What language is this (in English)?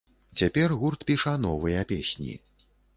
Belarusian